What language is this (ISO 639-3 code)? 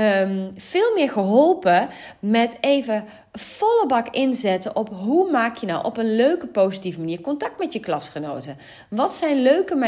nld